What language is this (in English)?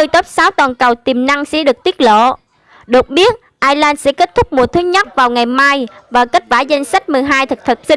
Vietnamese